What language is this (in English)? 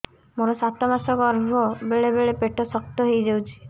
Odia